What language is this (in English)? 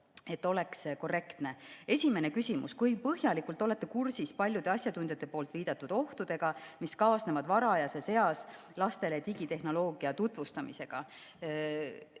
Estonian